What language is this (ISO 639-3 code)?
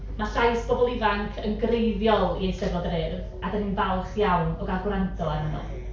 cym